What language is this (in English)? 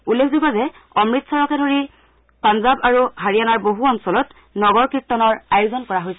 Assamese